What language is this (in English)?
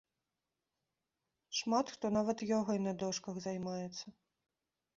Belarusian